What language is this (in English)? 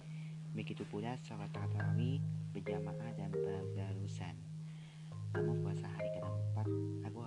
Indonesian